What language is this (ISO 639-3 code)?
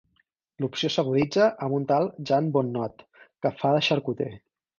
cat